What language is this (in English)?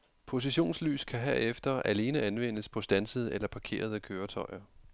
Danish